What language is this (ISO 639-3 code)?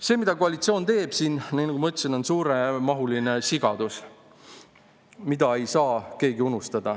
est